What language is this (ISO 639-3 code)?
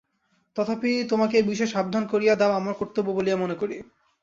ben